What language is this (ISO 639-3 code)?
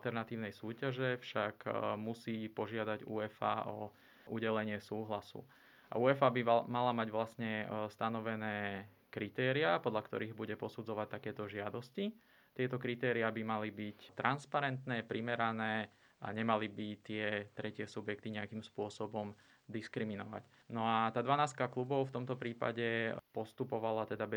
slk